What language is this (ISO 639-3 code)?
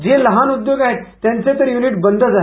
mar